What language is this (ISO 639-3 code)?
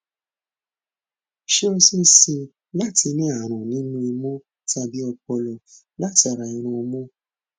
yor